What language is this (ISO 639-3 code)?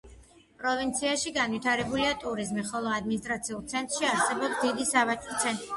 kat